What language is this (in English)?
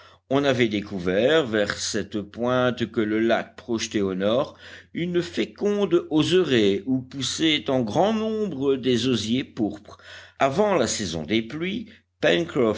French